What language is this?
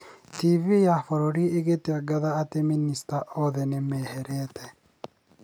Kikuyu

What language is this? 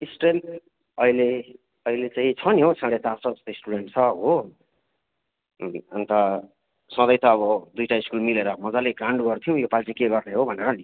Nepali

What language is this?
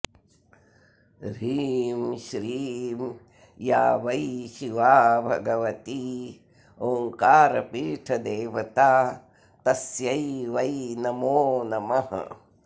Sanskrit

